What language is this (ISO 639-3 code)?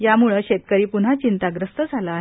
mar